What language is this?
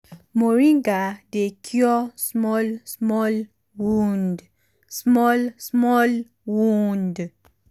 Nigerian Pidgin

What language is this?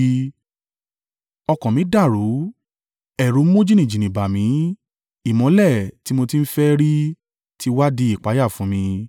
Yoruba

